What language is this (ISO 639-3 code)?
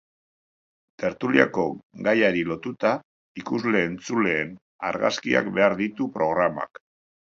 eus